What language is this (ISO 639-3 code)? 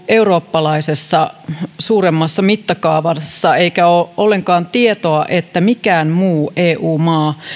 fin